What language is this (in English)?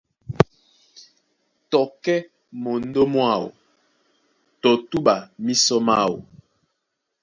Duala